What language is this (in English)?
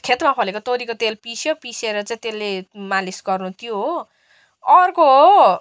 Nepali